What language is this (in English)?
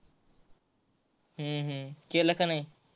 Marathi